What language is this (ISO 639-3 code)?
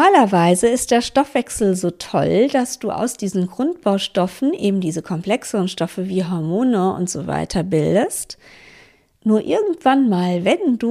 deu